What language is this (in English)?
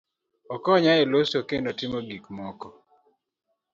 Luo (Kenya and Tanzania)